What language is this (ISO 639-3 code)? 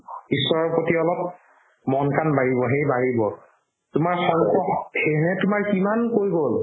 asm